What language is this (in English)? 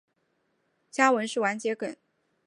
Chinese